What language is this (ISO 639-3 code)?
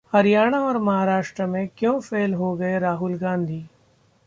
hin